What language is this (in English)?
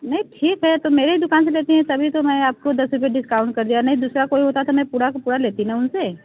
Hindi